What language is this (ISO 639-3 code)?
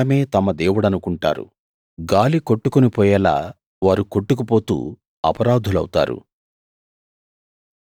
tel